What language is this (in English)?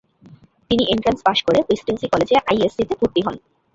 Bangla